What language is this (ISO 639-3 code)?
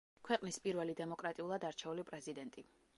kat